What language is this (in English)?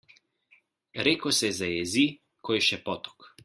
Slovenian